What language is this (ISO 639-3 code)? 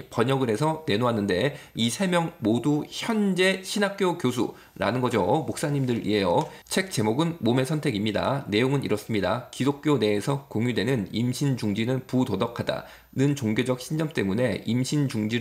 kor